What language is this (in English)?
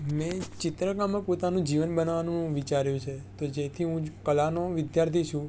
Gujarati